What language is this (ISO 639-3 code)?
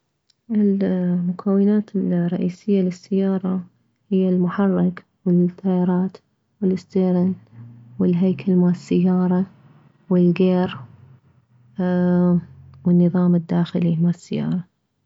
acm